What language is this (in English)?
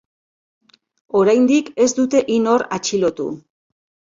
Basque